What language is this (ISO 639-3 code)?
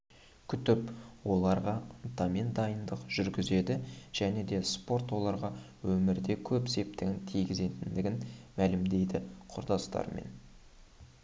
kaz